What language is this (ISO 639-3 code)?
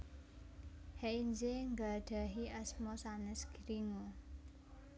jav